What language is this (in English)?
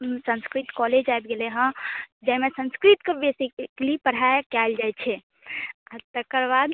Maithili